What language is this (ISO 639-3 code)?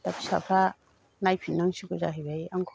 brx